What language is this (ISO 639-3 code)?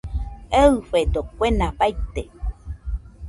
hux